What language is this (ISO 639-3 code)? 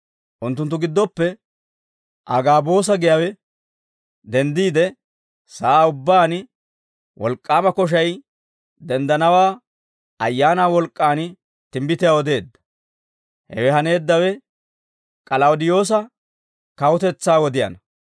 dwr